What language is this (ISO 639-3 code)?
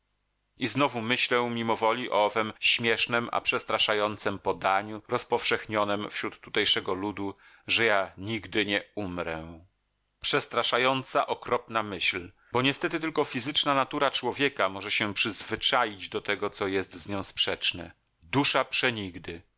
pol